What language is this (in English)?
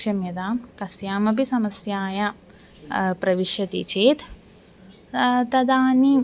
Sanskrit